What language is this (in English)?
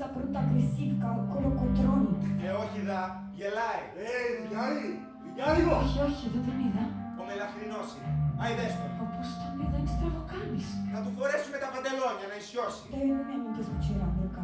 Greek